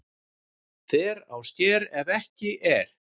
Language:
Icelandic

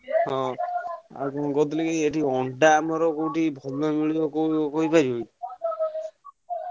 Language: Odia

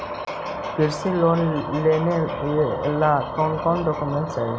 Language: Magahi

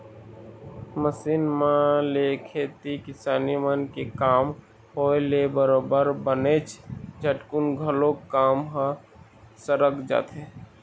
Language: Chhattisgarhi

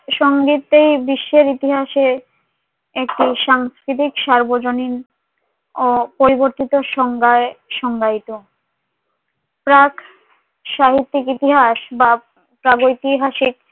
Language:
Bangla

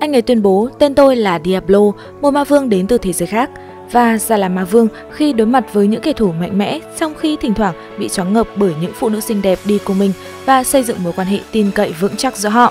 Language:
Vietnamese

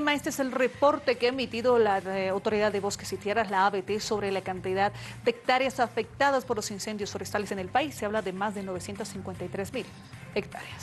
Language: Spanish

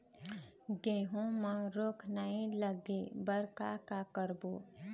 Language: Chhattisgarhi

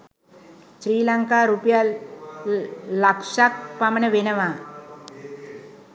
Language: Sinhala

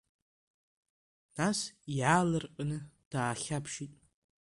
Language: Abkhazian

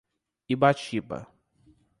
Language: Portuguese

